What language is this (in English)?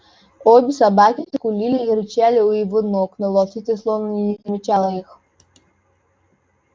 Russian